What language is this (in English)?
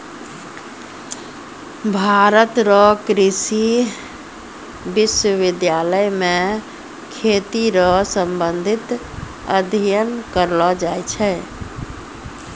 Maithili